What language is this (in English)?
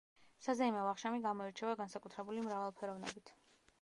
Georgian